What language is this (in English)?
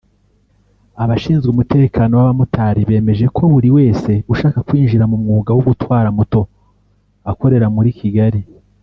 Kinyarwanda